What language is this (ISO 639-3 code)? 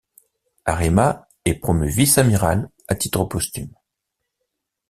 fra